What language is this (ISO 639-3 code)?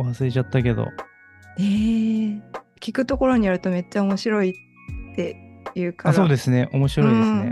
jpn